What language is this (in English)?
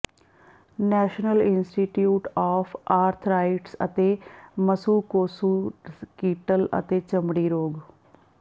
Punjabi